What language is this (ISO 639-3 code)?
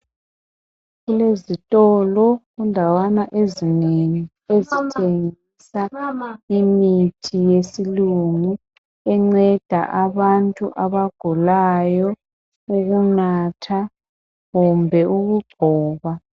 nde